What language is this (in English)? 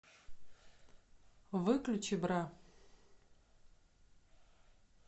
Russian